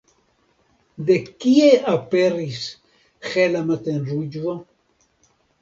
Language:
Esperanto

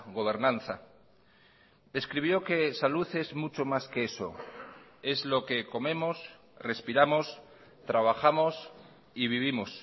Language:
Spanish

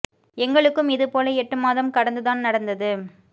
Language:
Tamil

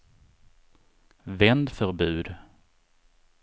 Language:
Swedish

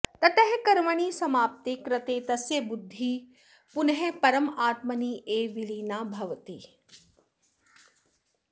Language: Sanskrit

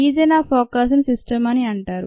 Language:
Telugu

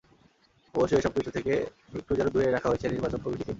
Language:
Bangla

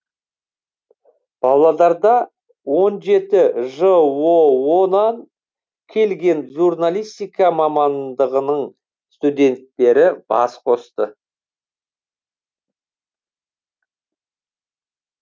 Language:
Kazakh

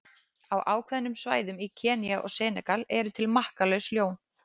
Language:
Icelandic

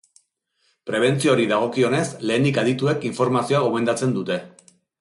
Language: Basque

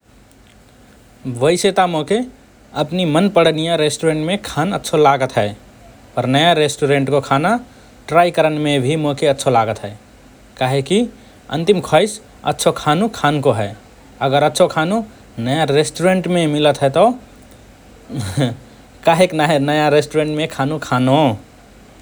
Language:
Rana Tharu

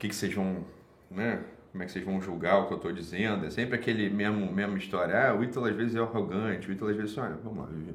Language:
Portuguese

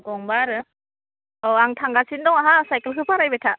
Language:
Bodo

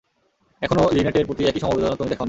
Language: Bangla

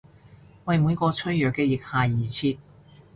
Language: Cantonese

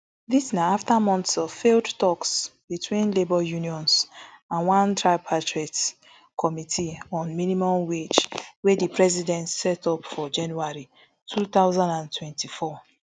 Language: Nigerian Pidgin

